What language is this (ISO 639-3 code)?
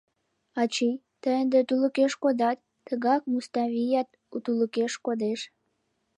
chm